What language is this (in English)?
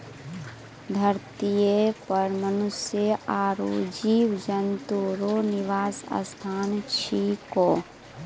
Maithili